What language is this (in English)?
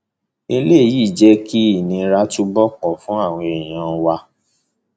Yoruba